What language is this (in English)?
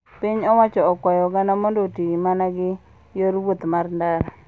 Luo (Kenya and Tanzania)